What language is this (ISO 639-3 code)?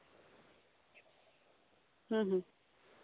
sat